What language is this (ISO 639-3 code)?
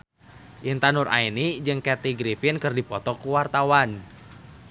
sun